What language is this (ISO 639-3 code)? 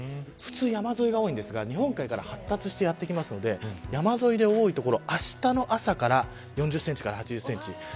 jpn